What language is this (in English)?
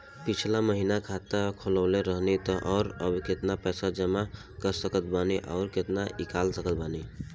Bhojpuri